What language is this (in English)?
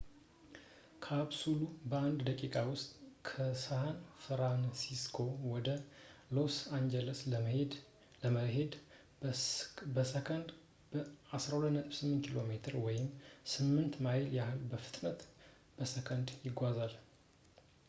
Amharic